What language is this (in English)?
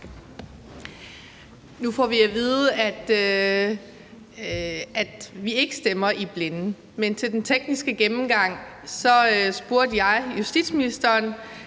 Danish